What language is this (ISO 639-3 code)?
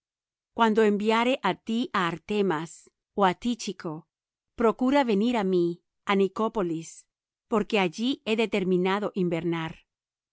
spa